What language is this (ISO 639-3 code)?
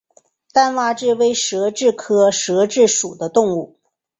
zho